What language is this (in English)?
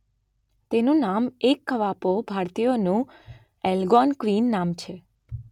Gujarati